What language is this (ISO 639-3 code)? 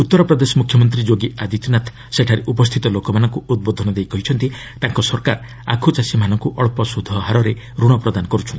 ori